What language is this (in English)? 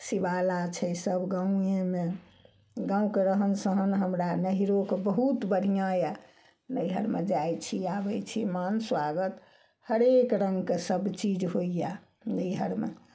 Maithili